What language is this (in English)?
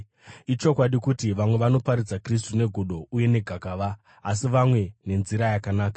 Shona